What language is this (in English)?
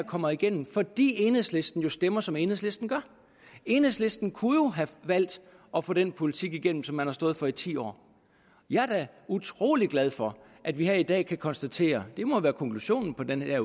Danish